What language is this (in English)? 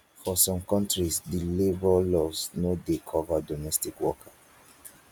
Nigerian Pidgin